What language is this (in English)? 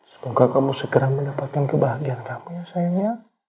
Indonesian